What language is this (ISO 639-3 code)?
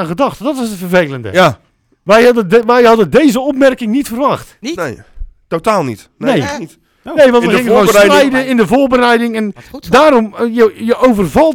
nld